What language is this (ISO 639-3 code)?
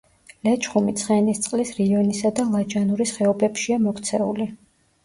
kat